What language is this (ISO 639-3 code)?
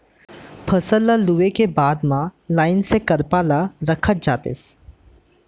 hne